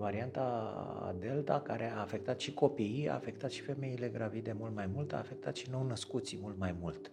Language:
Romanian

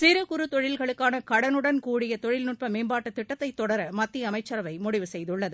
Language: Tamil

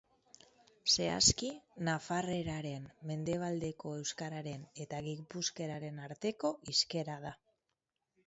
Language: Basque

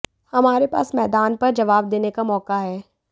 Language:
Hindi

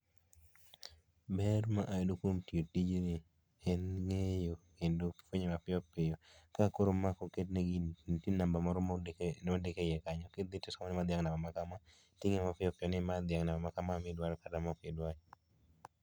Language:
Luo (Kenya and Tanzania)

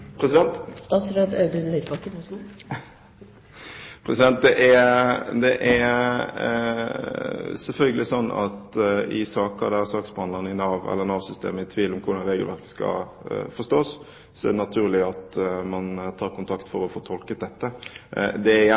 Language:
Norwegian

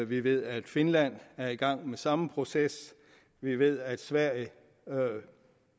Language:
Danish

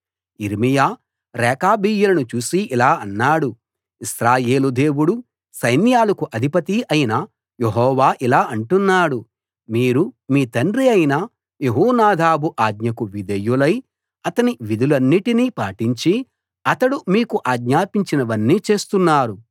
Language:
Telugu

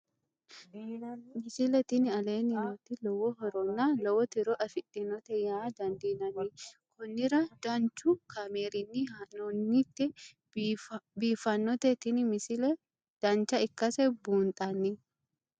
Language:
Sidamo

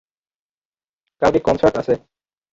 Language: Bangla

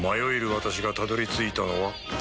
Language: Japanese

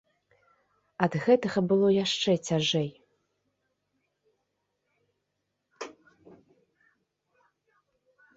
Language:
Belarusian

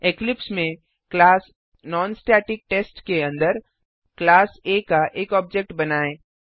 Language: Hindi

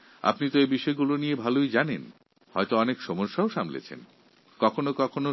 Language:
Bangla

